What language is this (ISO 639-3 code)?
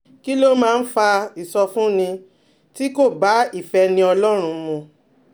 yor